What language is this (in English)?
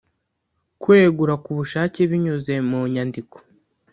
Kinyarwanda